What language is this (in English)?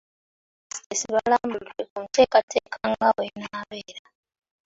Ganda